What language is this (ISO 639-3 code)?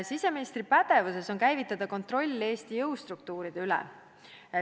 est